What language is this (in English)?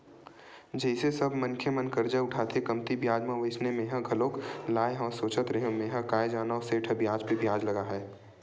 Chhattisgarhi